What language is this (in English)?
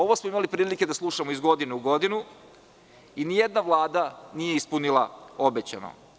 Serbian